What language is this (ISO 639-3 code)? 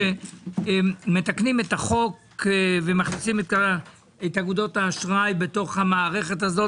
heb